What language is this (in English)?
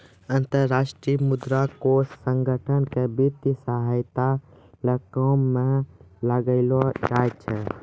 Maithili